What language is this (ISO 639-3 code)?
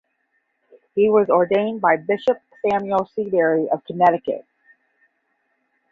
eng